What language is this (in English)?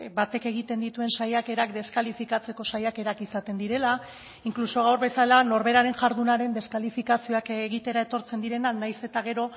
Basque